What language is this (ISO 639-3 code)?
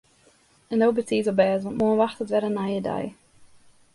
fry